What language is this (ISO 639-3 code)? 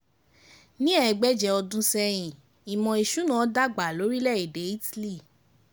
yor